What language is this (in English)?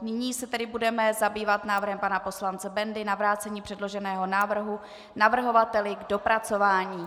Czech